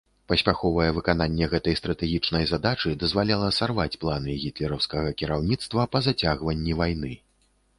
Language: Belarusian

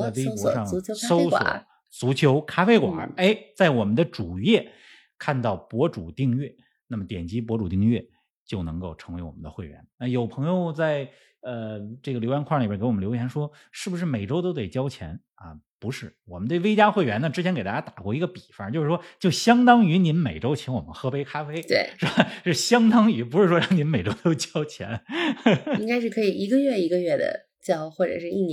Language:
Chinese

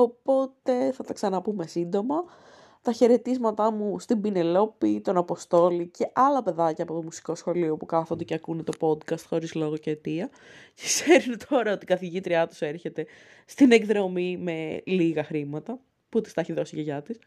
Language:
Greek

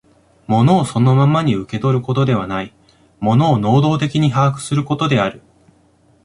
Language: Japanese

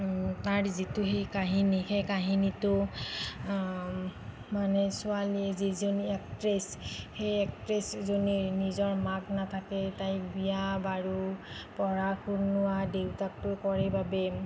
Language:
Assamese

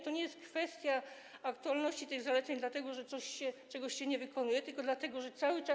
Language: Polish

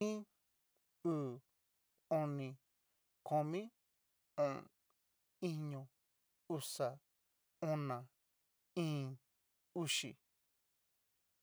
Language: Cacaloxtepec Mixtec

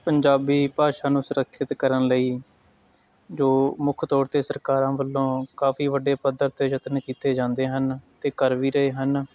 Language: Punjabi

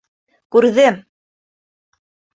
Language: Bashkir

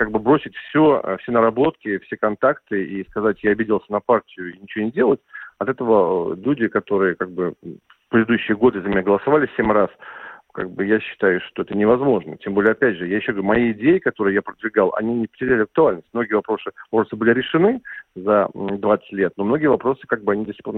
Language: Russian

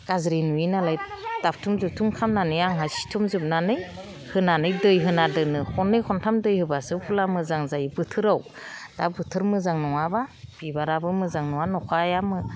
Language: Bodo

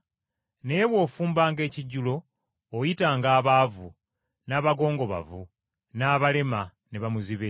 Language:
Ganda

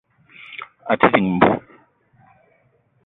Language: Eton (Cameroon)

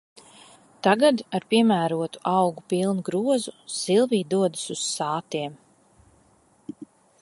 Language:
Latvian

